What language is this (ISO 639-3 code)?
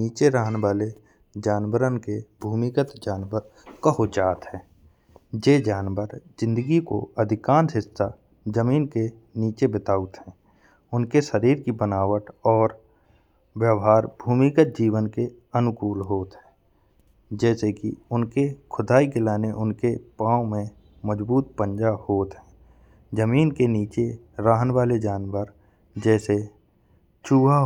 bns